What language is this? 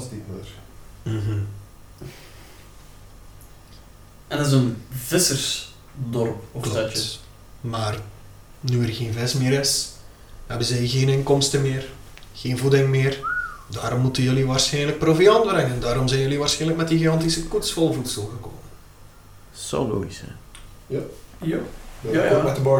Dutch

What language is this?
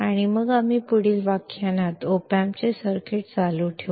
Kannada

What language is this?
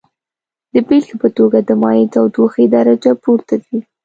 Pashto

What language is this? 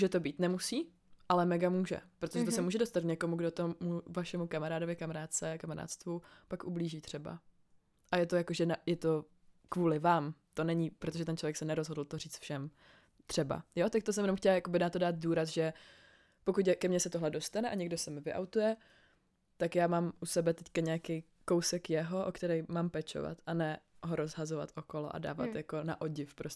Czech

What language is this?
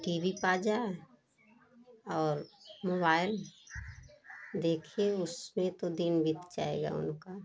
Hindi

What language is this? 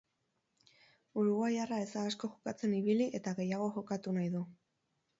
Basque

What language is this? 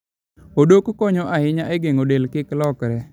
Luo (Kenya and Tanzania)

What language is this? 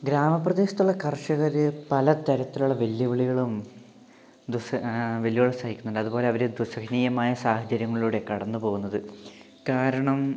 Malayalam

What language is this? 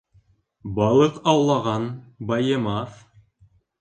Bashkir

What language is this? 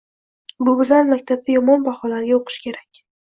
Uzbek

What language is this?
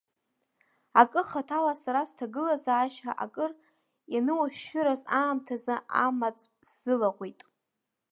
Abkhazian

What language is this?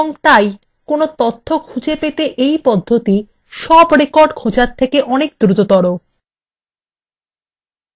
Bangla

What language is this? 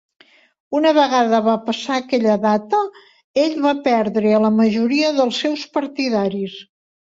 Catalan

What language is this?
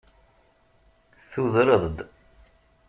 Kabyle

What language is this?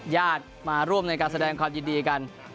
Thai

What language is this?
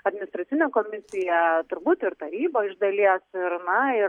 Lithuanian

